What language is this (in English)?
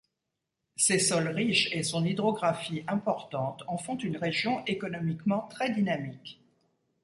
French